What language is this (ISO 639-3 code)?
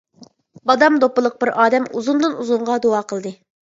uig